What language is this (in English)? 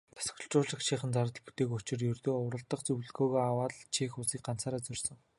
Mongolian